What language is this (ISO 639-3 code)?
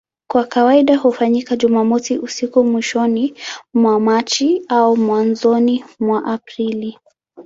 swa